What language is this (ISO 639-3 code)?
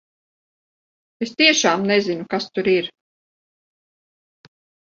lav